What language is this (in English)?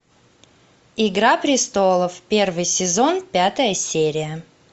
Russian